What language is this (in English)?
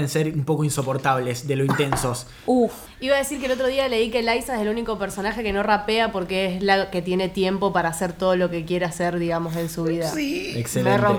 Spanish